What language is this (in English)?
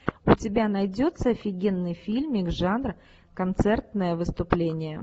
Russian